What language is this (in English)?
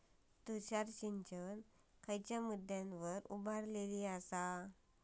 Marathi